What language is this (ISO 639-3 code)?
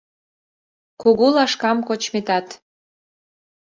chm